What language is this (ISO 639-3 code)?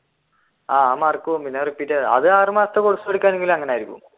mal